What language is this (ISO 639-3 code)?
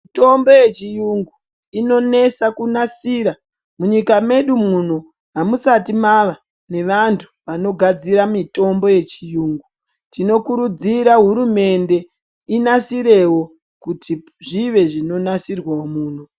ndc